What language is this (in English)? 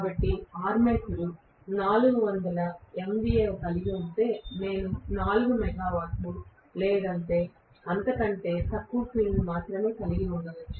Telugu